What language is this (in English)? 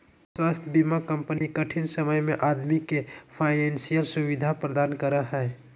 Magahi